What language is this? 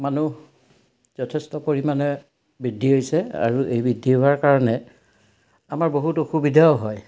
Assamese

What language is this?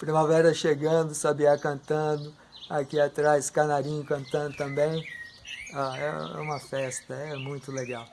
Portuguese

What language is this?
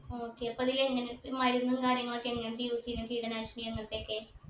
Malayalam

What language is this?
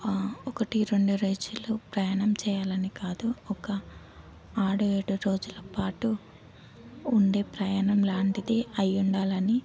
Telugu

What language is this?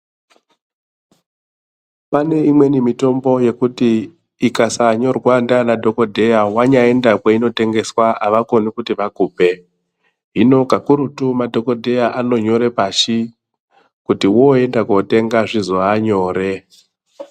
Ndau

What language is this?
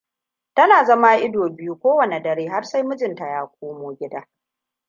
Hausa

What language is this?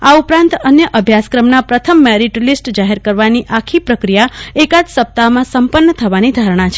Gujarati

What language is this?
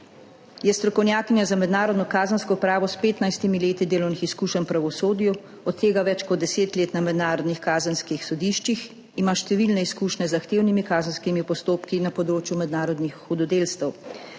Slovenian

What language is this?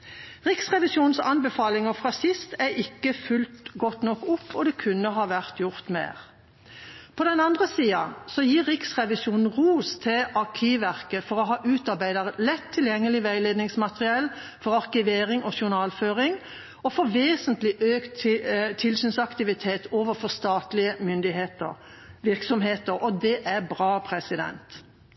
Norwegian Bokmål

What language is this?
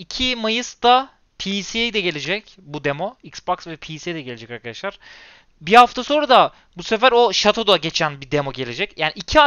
Turkish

